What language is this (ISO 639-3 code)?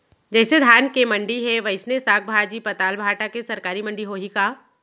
hne